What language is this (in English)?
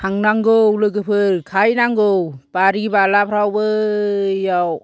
Bodo